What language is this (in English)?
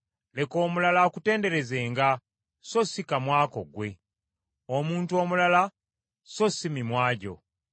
Ganda